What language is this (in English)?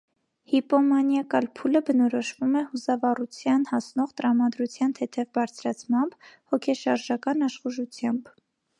Armenian